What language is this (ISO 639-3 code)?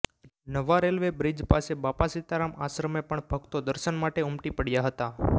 guj